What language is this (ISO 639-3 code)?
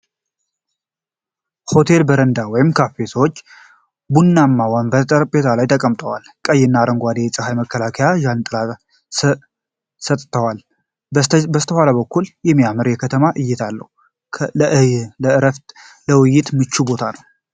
amh